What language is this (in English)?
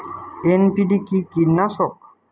Bangla